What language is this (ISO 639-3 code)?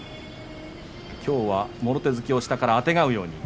jpn